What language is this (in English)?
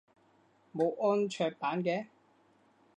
Cantonese